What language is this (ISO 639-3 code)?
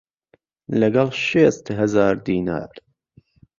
ckb